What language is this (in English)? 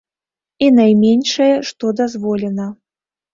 Belarusian